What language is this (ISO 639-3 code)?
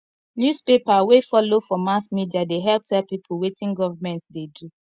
pcm